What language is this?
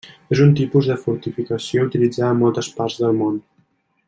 Catalan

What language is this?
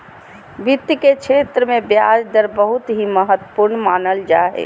Magahi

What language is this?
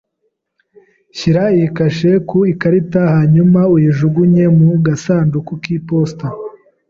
Kinyarwanda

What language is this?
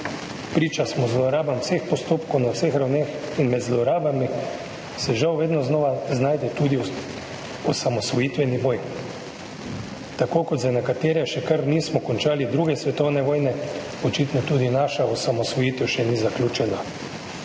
Slovenian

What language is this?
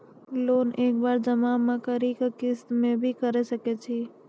Maithili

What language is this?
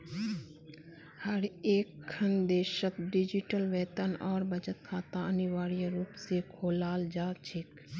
Magahi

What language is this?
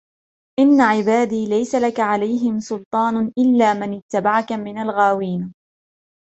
Arabic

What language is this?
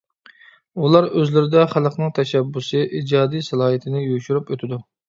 Uyghur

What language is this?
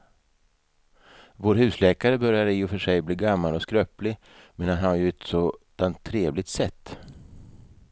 Swedish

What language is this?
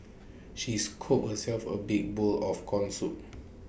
English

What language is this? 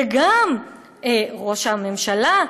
Hebrew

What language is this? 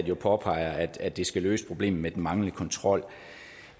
Danish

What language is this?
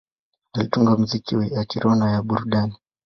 Swahili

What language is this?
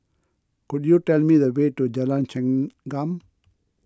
English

